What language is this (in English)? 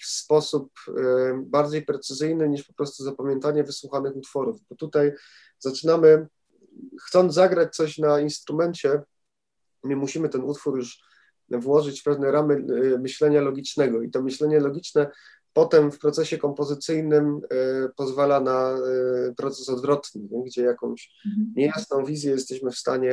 Polish